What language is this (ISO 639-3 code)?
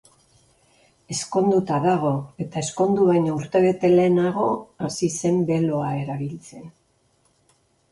eus